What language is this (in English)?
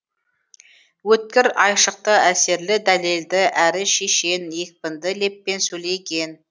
Kazakh